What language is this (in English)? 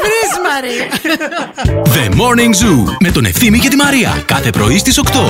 Greek